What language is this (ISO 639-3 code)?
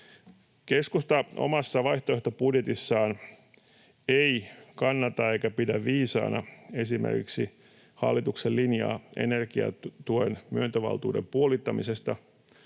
fin